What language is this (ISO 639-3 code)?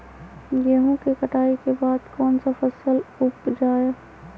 mag